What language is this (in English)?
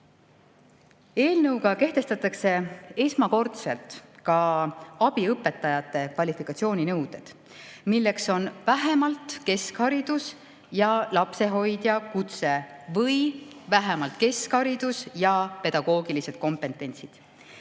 Estonian